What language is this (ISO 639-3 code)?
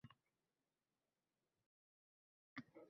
uzb